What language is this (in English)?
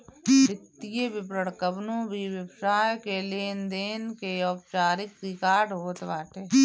Bhojpuri